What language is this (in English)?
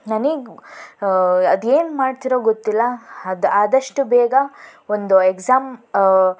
Kannada